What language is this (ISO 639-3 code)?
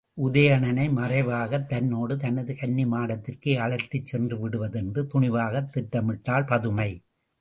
tam